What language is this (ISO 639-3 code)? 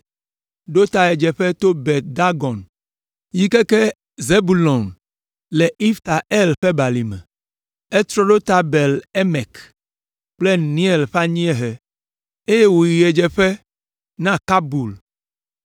ewe